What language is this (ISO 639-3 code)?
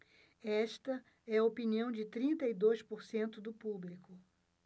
por